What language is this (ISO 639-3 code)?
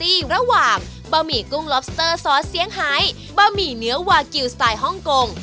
tha